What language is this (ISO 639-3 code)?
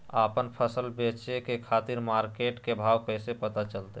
mag